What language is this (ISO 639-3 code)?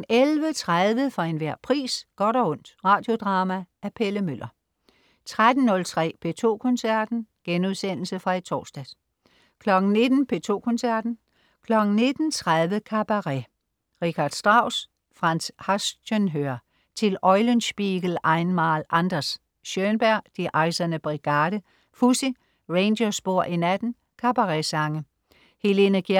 dan